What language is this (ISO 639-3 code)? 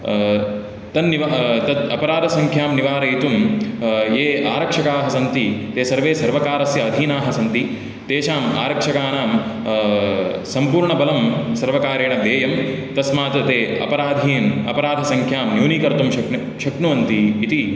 san